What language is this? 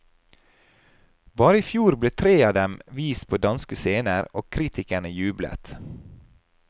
Norwegian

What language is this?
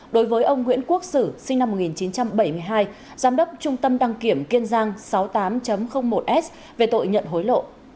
Vietnamese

